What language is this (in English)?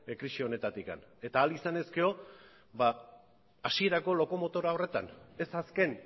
Basque